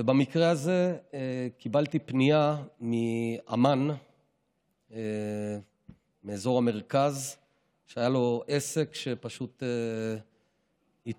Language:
Hebrew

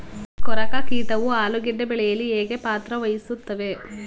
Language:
Kannada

